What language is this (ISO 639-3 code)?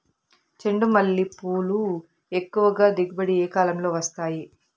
tel